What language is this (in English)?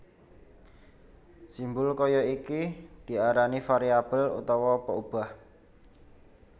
Javanese